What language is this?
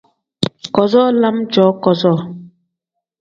Tem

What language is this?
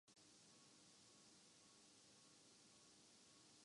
Urdu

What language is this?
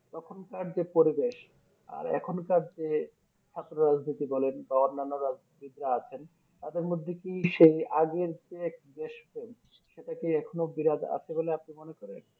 Bangla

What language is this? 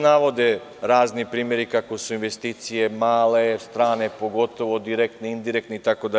Serbian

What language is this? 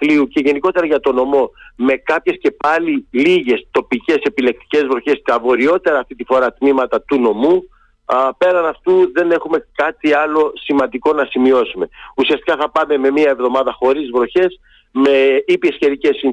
Greek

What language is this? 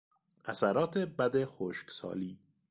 Persian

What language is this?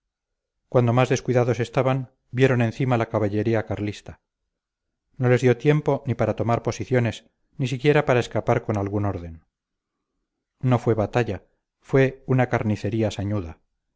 Spanish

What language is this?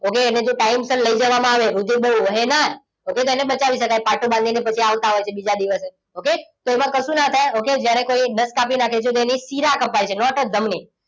Gujarati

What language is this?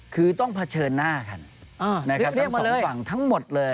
Thai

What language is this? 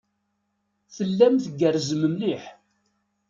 Kabyle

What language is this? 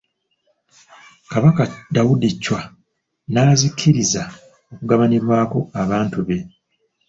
Ganda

